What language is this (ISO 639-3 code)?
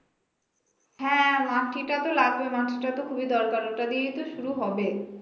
ben